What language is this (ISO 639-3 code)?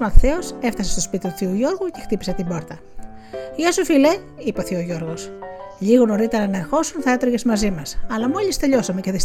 ell